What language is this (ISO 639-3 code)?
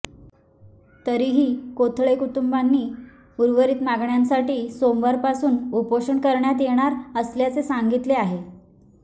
mar